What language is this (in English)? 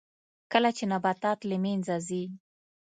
Pashto